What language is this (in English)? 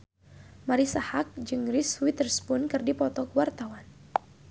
Sundanese